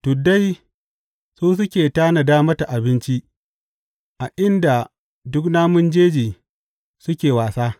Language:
Hausa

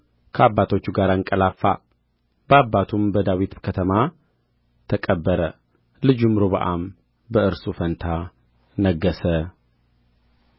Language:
Amharic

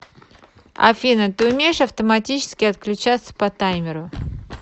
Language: Russian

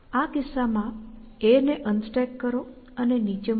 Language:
Gujarati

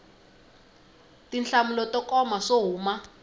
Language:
Tsonga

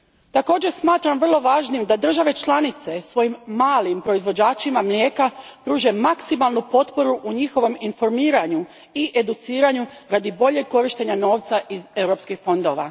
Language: Croatian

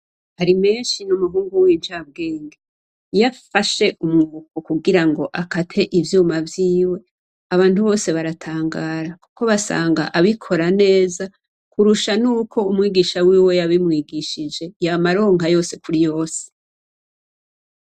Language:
Rundi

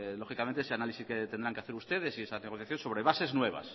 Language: Spanish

